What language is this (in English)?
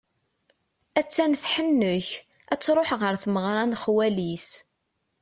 Kabyle